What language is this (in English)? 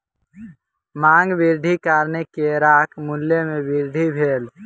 Maithili